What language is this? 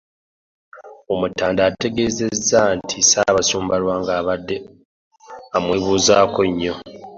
Ganda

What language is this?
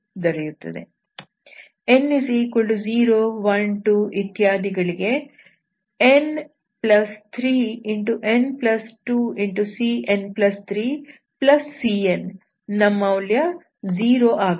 Kannada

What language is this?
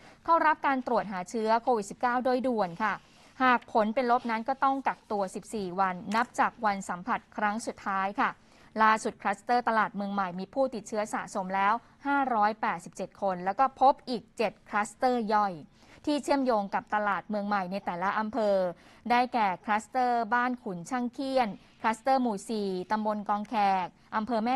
Thai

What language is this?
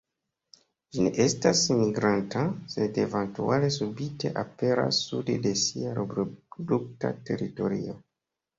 Esperanto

